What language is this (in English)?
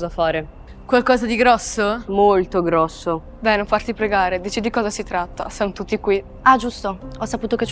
Italian